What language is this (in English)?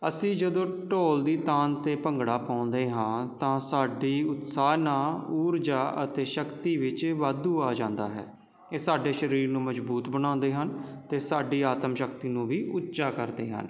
Punjabi